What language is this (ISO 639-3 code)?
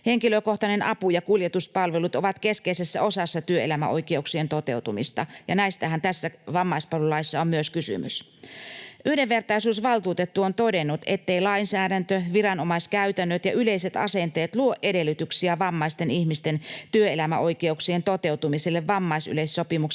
fin